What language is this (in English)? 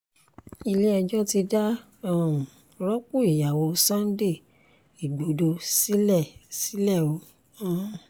Yoruba